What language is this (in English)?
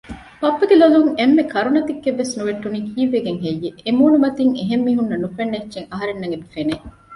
Divehi